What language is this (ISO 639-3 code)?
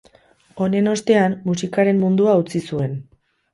eus